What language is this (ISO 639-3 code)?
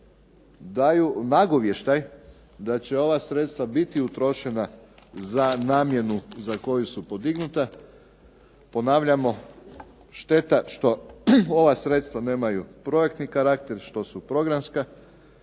hrv